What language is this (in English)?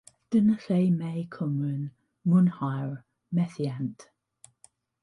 Welsh